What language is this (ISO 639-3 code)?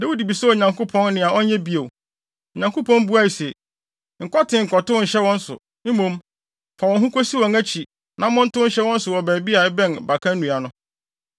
aka